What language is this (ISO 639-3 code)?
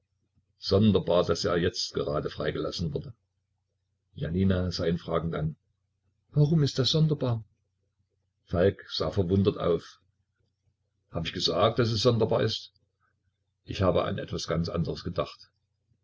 deu